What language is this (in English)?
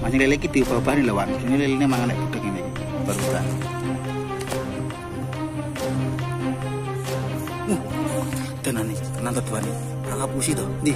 Indonesian